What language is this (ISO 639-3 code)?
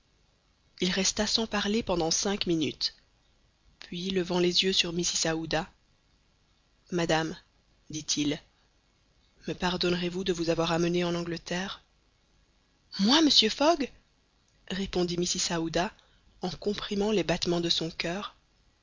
fra